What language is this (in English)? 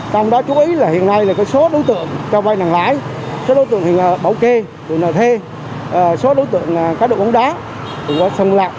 Vietnamese